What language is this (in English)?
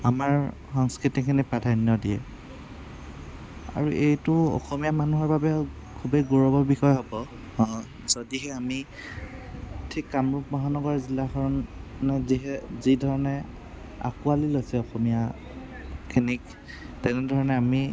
Assamese